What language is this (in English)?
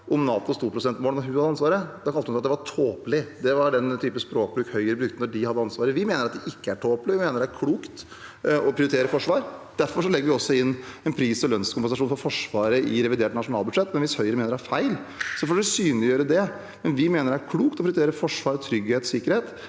Norwegian